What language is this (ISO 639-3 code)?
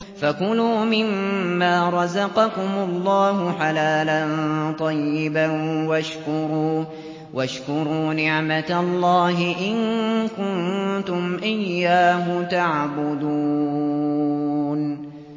ara